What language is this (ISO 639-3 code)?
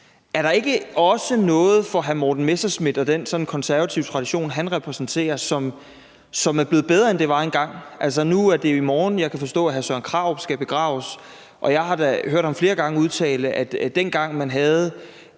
dan